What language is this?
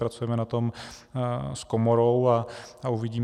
Czech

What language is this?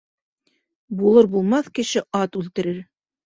Bashkir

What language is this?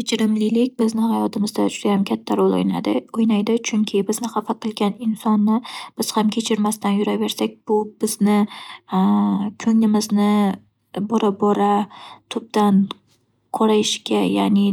Uzbek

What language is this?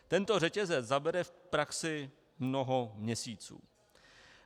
Czech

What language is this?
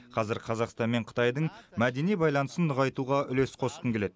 Kazakh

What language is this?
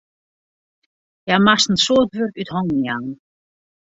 Western Frisian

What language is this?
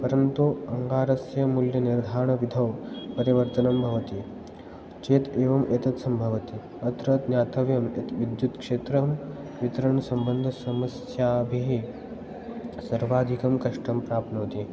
Sanskrit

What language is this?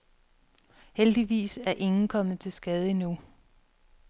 Danish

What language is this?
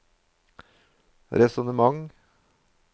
Norwegian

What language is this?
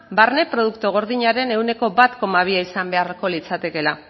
Basque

